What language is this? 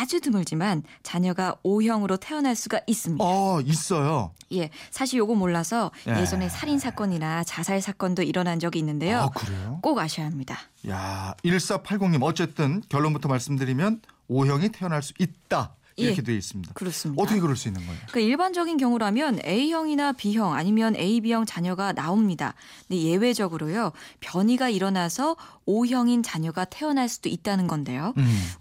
Korean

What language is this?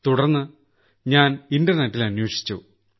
Malayalam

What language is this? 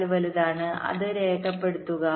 Malayalam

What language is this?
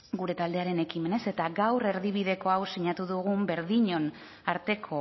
Basque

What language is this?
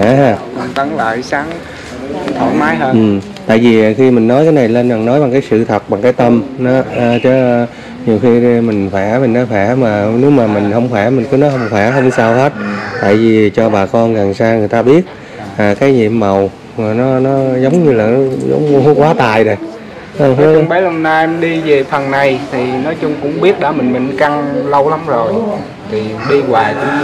Vietnamese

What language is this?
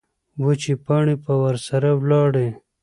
Pashto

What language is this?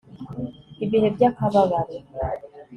Kinyarwanda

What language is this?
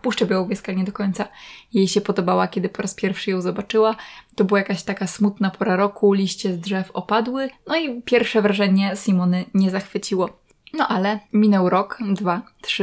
Polish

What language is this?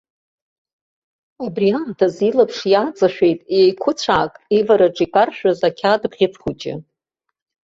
Abkhazian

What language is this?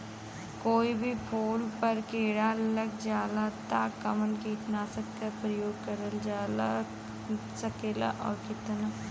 Bhojpuri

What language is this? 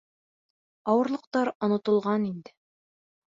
Bashkir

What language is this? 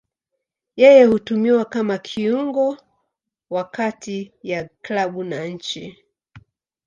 Swahili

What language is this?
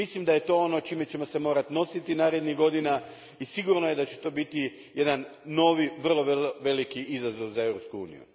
Croatian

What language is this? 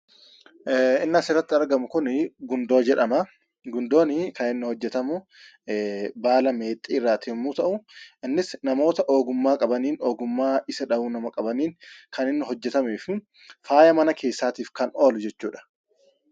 Oromo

